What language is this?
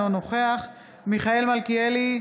Hebrew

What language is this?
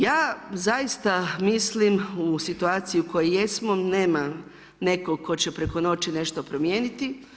Croatian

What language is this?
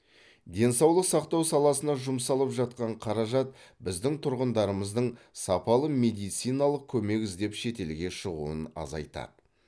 Kazakh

